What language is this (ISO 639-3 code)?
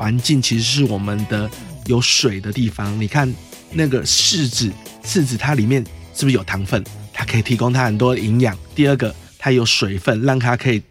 zho